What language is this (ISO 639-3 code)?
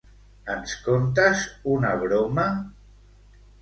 cat